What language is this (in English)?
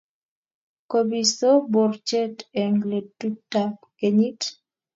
Kalenjin